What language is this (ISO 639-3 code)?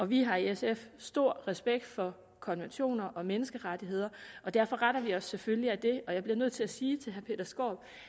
dan